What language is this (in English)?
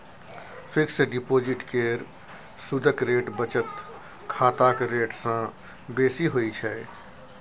Maithili